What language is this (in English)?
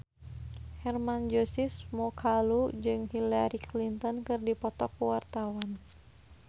Sundanese